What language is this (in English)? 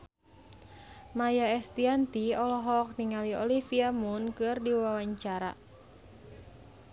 Sundanese